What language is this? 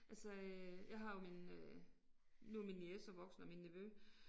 Danish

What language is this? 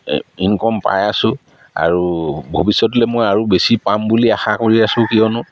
Assamese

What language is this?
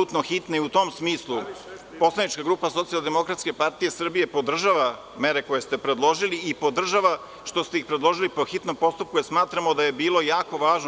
Serbian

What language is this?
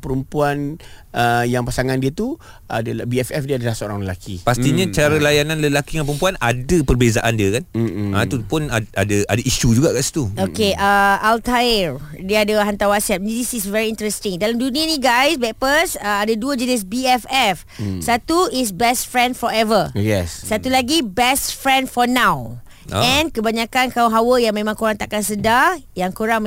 Malay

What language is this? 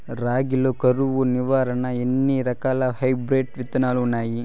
Telugu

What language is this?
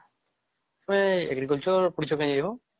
Odia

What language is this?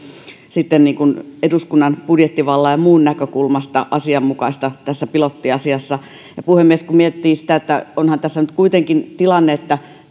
Finnish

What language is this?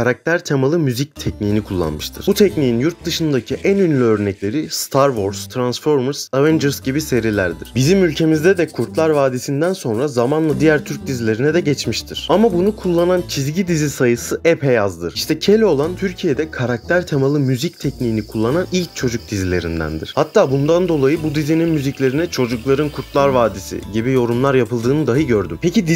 Turkish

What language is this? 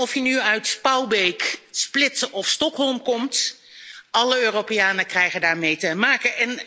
Dutch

